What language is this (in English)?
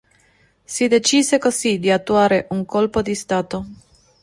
Italian